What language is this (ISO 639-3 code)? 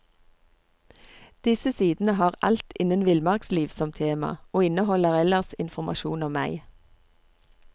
nor